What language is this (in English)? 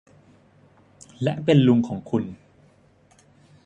Thai